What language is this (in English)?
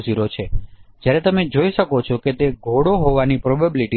Gujarati